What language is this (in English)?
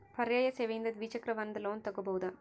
Kannada